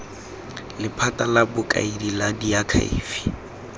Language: Tswana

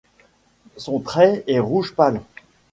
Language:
French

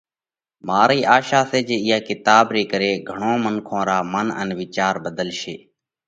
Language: Parkari Koli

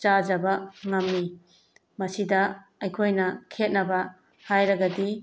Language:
Manipuri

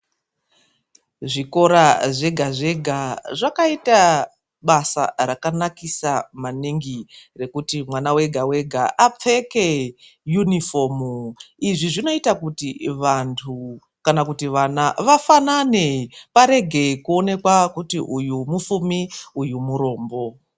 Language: Ndau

